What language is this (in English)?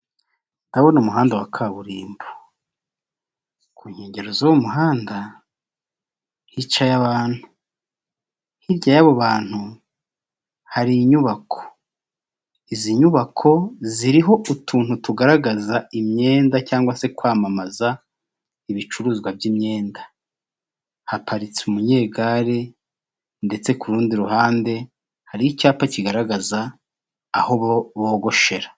Kinyarwanda